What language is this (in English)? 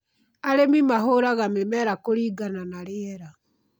Kikuyu